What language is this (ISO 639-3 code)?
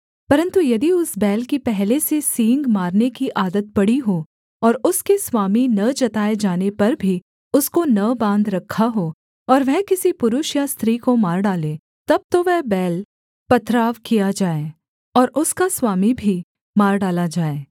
hin